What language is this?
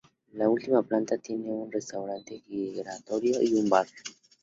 Spanish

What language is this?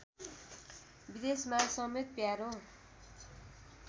Nepali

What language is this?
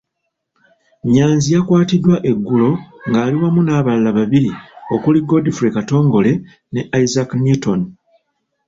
Ganda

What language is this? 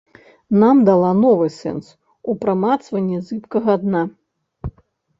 Belarusian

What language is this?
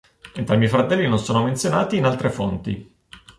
Italian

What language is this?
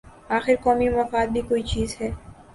Urdu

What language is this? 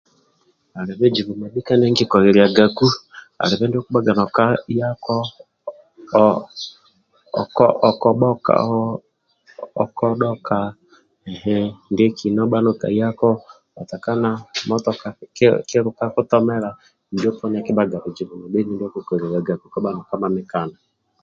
Amba (Uganda)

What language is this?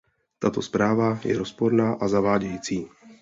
Czech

